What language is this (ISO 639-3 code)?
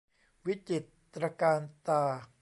tha